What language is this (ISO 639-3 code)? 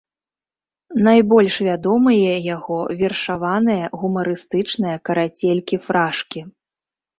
bel